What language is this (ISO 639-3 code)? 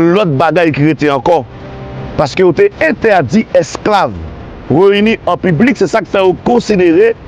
fra